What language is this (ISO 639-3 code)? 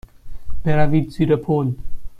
fas